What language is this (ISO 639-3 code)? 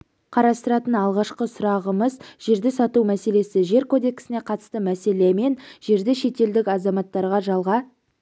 kaz